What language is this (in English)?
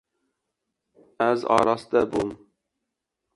Kurdish